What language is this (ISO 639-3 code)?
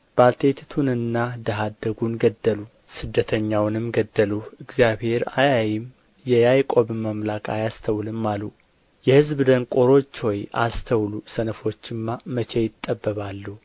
amh